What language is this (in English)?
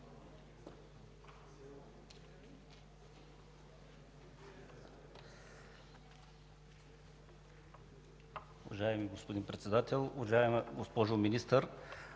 Bulgarian